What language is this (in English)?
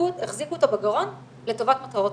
Hebrew